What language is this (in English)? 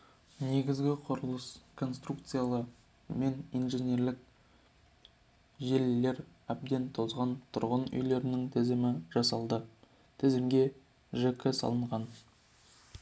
Kazakh